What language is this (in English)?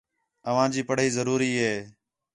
Khetrani